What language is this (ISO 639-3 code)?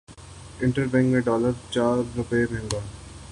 urd